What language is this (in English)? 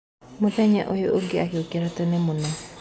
Kikuyu